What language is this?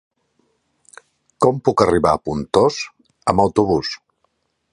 Catalan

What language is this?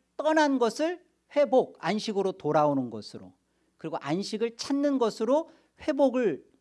Korean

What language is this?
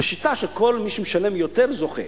Hebrew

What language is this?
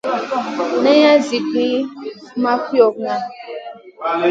Masana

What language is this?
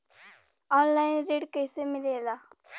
Bhojpuri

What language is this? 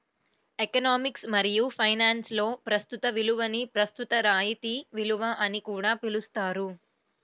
Telugu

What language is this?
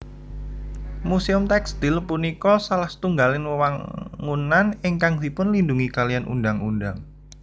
Javanese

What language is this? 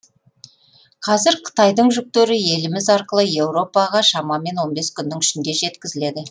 Kazakh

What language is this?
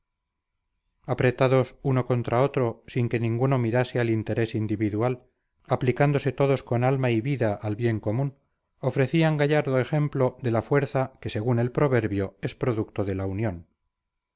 Spanish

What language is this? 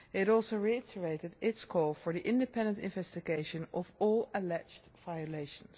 English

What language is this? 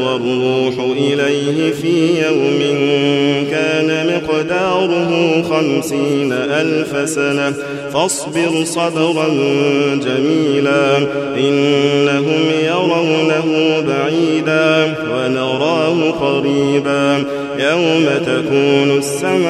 Arabic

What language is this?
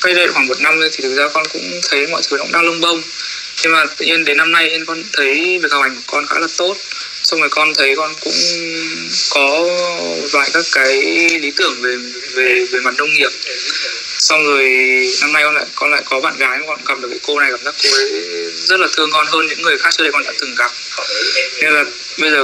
Vietnamese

